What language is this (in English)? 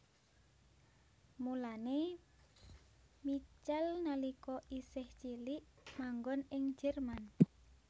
Javanese